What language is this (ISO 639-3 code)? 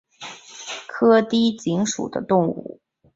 zho